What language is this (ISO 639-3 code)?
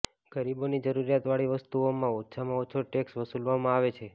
guj